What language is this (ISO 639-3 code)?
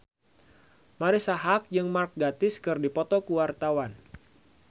sun